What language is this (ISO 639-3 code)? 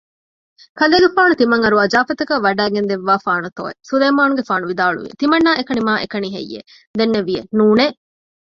div